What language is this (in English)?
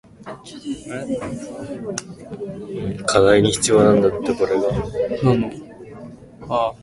Japanese